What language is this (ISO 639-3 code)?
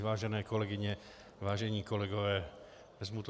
ces